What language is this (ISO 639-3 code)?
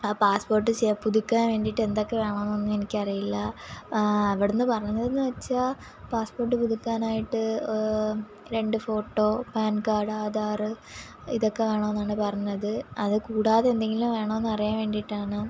mal